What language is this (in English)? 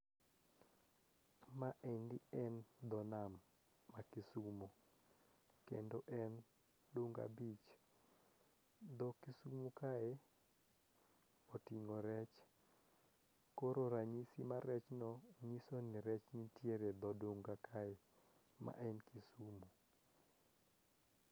Luo (Kenya and Tanzania)